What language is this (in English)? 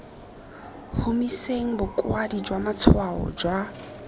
Tswana